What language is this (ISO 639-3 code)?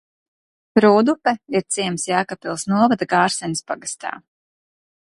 lav